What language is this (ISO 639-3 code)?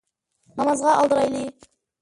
uig